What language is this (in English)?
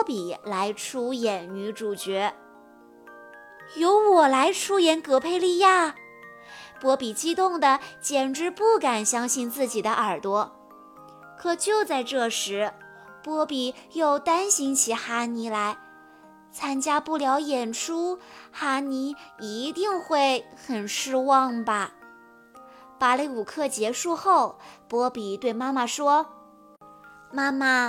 Chinese